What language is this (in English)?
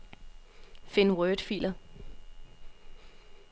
Danish